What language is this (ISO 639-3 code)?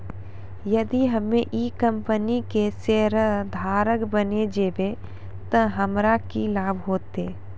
mai